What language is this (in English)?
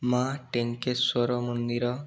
Odia